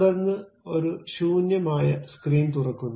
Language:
Malayalam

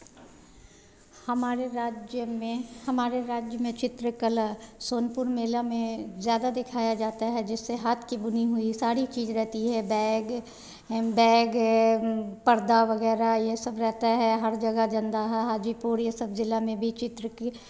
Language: Hindi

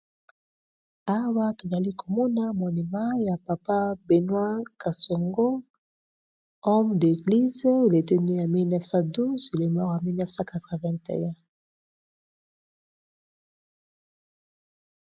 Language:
Lingala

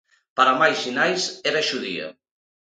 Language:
Galician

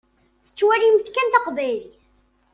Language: Kabyle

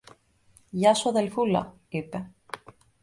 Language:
Greek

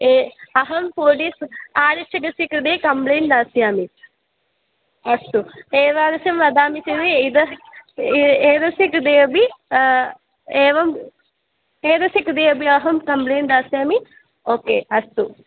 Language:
Sanskrit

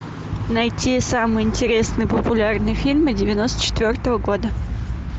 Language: Russian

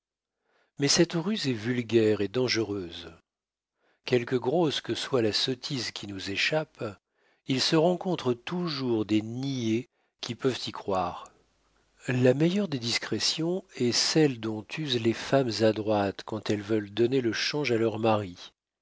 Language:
French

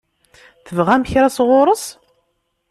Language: Kabyle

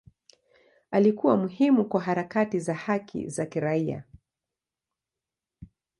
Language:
Swahili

